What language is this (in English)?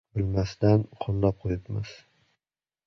Uzbek